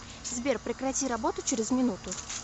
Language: Russian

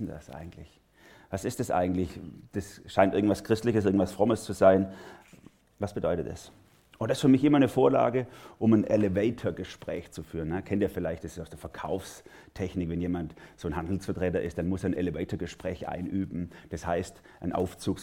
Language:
German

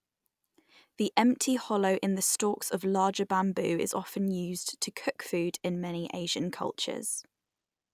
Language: English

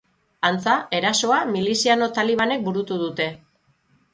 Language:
Basque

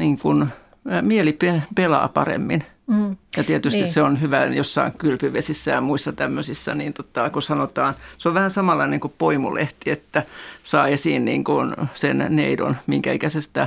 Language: Finnish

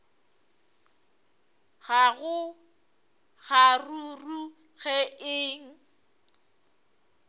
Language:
Northern Sotho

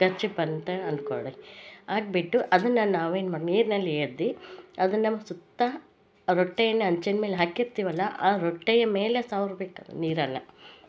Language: Kannada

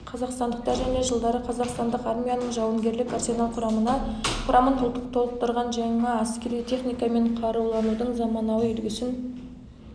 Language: Kazakh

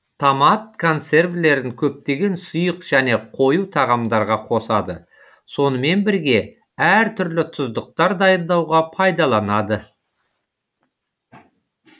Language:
Kazakh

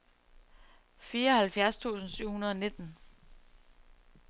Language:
Danish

